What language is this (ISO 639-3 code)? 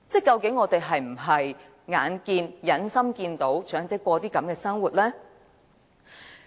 yue